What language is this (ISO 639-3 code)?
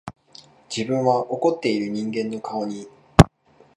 jpn